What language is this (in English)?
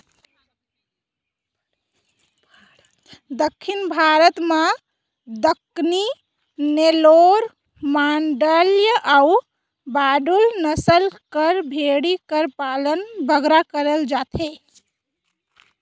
Chhattisgarhi